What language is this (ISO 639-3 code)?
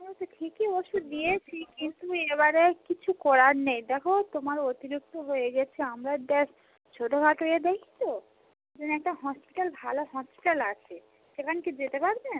ben